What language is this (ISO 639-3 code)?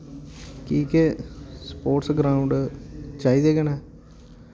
doi